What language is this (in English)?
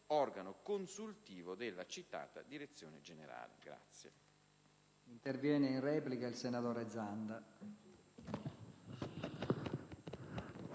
Italian